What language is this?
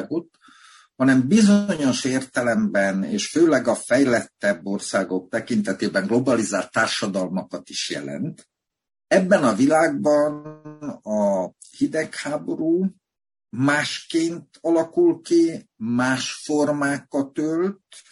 Hungarian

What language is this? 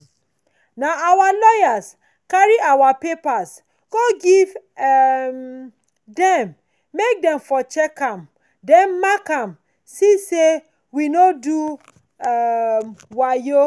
Nigerian Pidgin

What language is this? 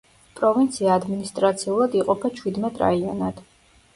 Georgian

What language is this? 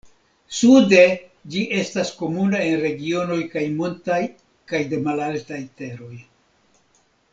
Esperanto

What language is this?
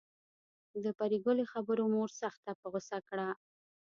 Pashto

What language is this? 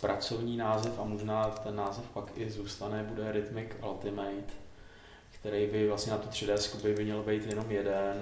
Czech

